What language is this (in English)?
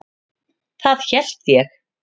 Icelandic